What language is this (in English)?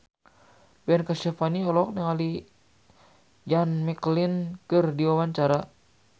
Sundanese